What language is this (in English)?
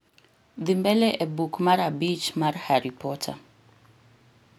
Luo (Kenya and Tanzania)